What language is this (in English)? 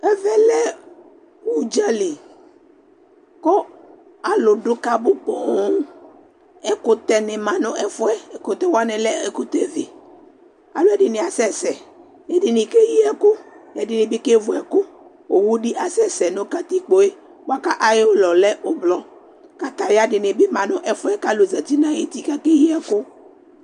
Ikposo